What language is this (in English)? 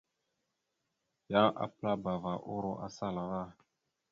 Mada (Cameroon)